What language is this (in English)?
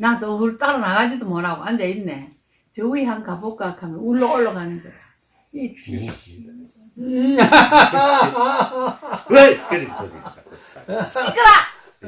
Korean